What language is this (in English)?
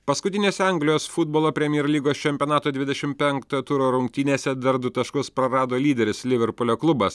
Lithuanian